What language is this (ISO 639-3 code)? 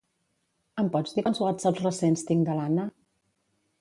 cat